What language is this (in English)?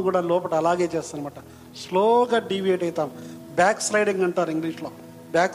Telugu